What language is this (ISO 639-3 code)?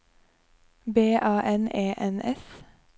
nor